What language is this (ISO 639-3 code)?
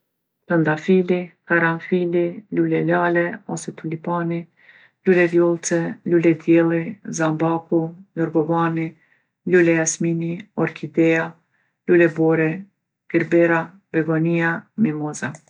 aln